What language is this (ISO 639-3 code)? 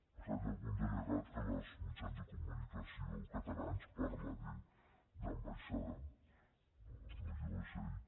cat